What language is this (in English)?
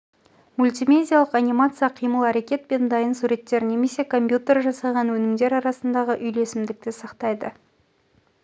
Kazakh